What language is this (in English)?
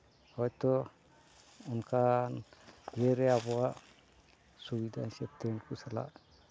Santali